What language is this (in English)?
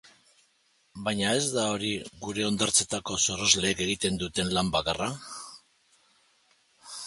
Basque